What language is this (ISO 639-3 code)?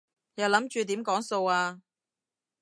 yue